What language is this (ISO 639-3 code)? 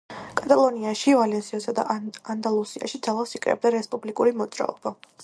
kat